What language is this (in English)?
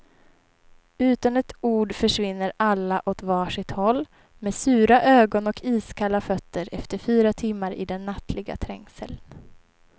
Swedish